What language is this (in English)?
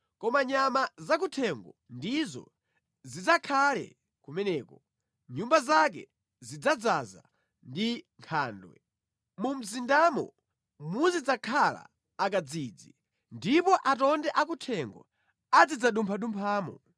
Nyanja